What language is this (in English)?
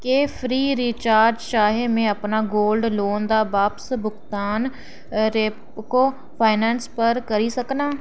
Dogri